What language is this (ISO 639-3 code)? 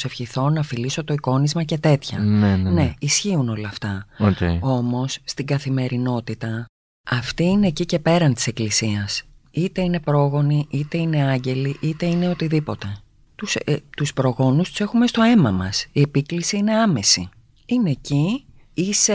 ell